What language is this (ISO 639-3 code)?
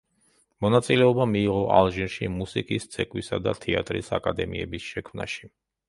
kat